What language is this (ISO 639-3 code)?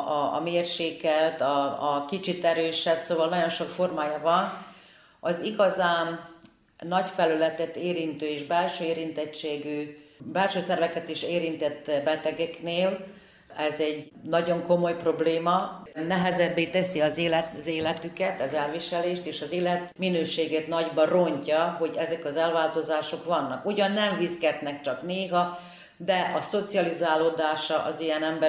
hun